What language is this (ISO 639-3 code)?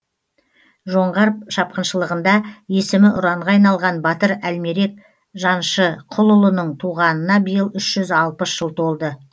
kaz